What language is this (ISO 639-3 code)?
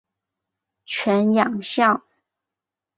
zho